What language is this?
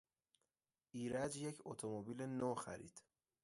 Persian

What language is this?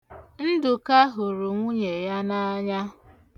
Igbo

